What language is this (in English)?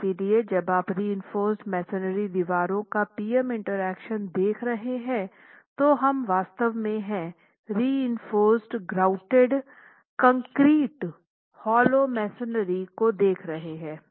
Hindi